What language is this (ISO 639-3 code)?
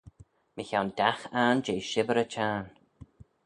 glv